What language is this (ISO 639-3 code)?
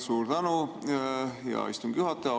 est